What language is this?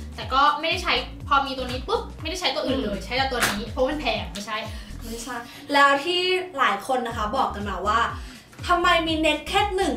Thai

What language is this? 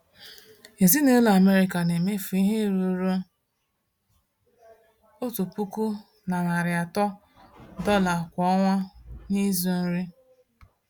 Igbo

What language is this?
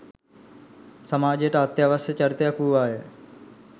Sinhala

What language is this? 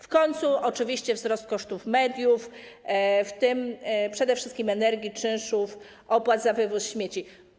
Polish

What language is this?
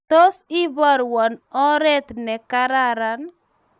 Kalenjin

